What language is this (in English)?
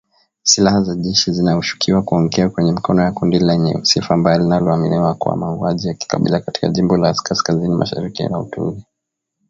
Swahili